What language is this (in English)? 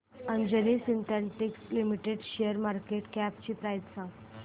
Marathi